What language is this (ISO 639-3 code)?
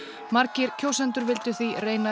isl